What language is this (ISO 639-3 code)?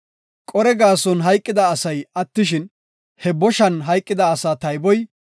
gof